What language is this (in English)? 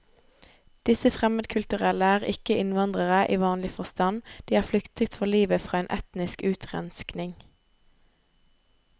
Norwegian